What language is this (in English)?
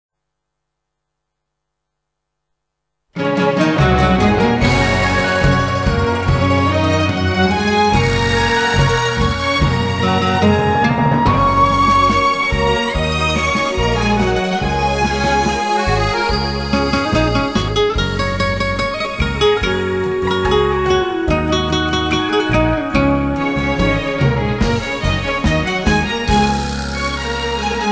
Japanese